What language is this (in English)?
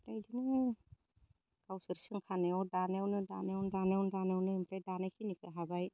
Bodo